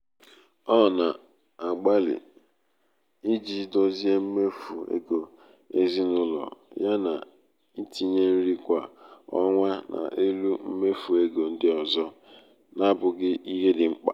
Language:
Igbo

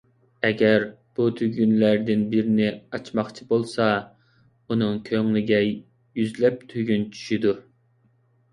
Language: Uyghur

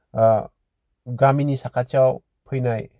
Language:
Bodo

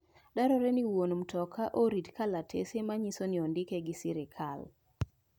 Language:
Luo (Kenya and Tanzania)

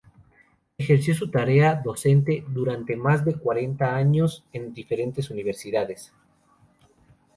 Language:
Spanish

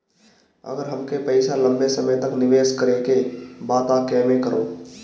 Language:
Bhojpuri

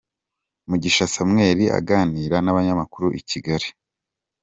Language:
Kinyarwanda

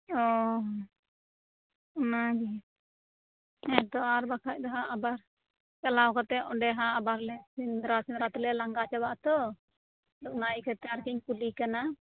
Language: Santali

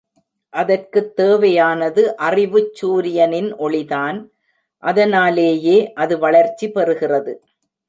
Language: Tamil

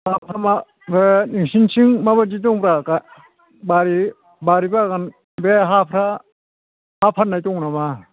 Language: Bodo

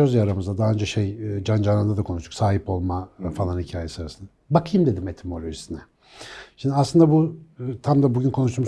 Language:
Turkish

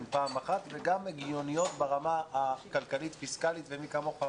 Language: Hebrew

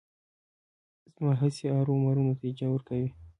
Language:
Pashto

